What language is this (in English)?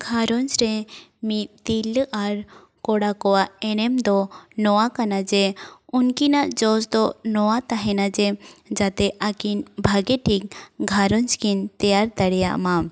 Santali